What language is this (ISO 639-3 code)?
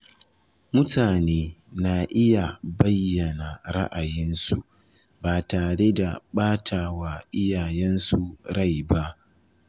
hau